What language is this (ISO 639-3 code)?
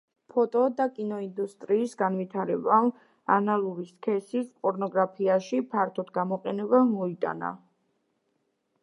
kat